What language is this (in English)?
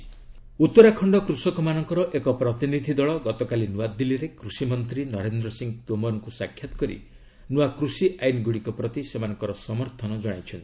Odia